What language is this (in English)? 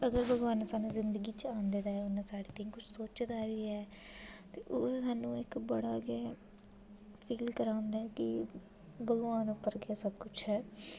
Dogri